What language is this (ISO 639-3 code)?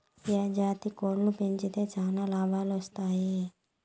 tel